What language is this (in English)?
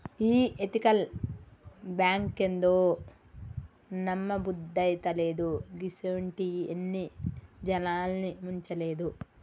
Telugu